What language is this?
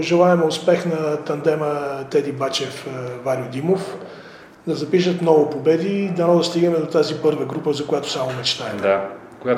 Bulgarian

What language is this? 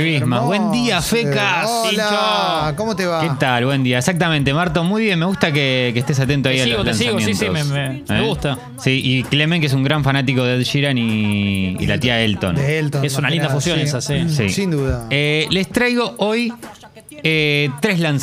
Spanish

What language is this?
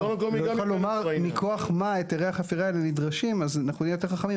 Hebrew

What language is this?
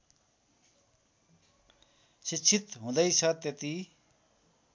Nepali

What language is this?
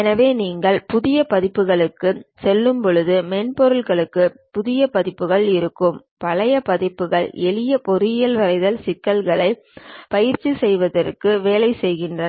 Tamil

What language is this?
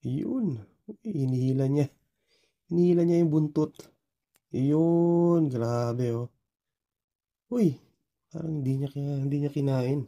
Filipino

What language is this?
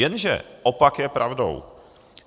Czech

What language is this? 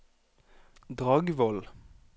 Norwegian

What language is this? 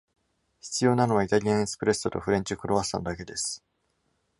Japanese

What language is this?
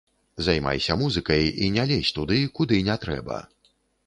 Belarusian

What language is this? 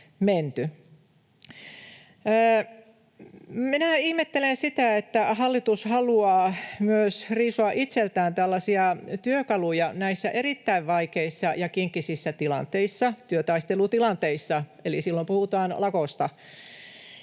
Finnish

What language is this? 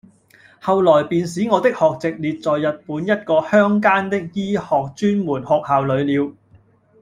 Cantonese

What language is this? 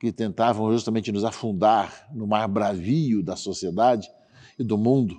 Portuguese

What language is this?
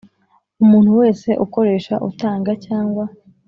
Kinyarwanda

